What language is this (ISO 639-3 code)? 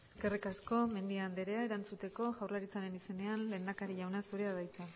eus